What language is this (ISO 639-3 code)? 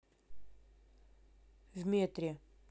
rus